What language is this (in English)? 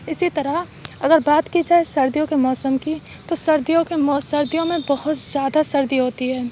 Urdu